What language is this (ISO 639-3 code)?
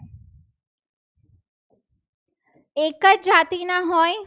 guj